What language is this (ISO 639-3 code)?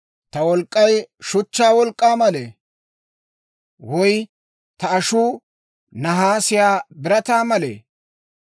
dwr